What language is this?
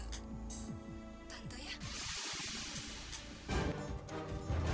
Indonesian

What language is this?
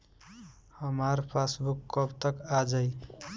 Bhojpuri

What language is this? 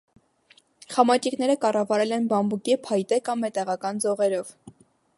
Armenian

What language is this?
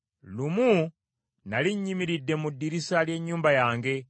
Ganda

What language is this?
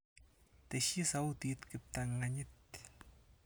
Kalenjin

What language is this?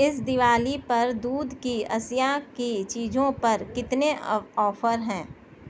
Urdu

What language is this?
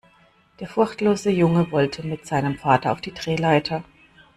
German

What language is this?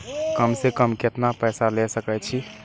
Maithili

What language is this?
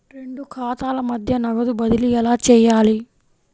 Telugu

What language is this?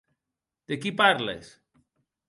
Occitan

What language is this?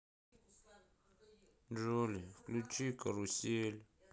Russian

